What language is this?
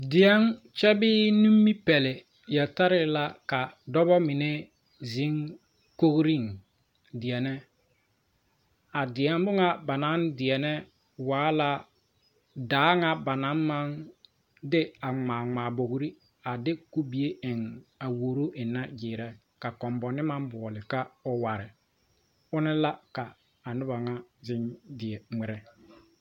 Southern Dagaare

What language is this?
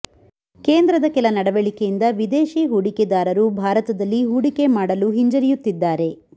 Kannada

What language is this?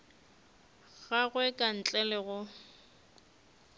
Northern Sotho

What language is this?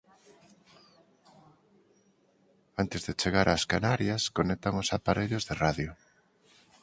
Galician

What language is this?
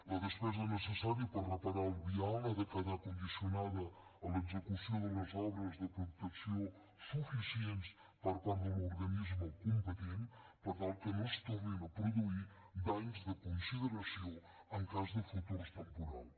Catalan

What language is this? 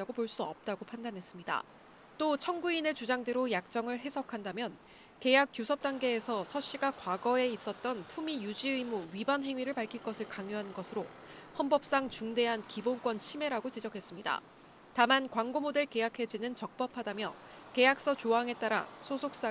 Korean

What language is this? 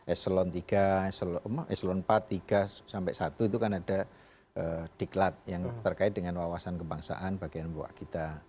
Indonesian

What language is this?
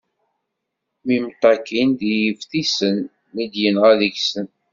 Kabyle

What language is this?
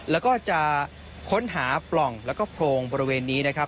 Thai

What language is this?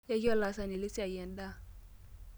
Masai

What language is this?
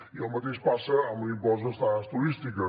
Catalan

